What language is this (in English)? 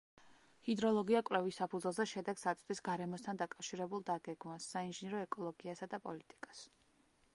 Georgian